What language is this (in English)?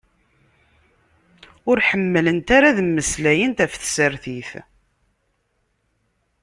Kabyle